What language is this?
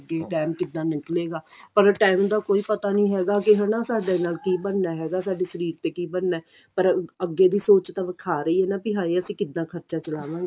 Punjabi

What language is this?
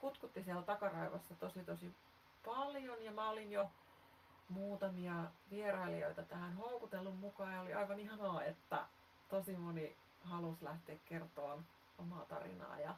Finnish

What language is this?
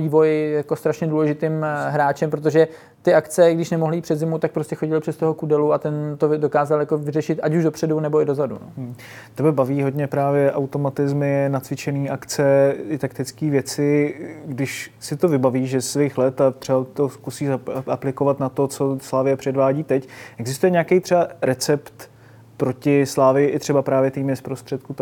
Czech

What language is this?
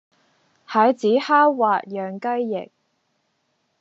Cantonese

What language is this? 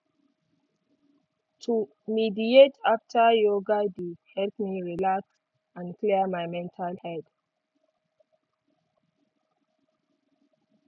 Nigerian Pidgin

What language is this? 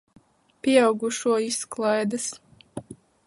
Latvian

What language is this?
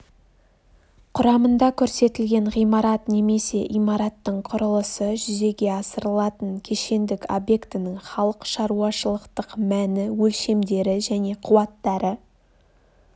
Kazakh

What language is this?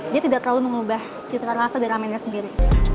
Indonesian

